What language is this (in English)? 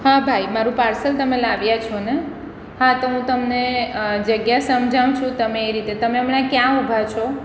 Gujarati